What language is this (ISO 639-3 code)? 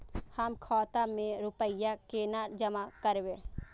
mai